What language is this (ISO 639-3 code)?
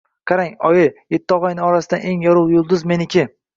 uzb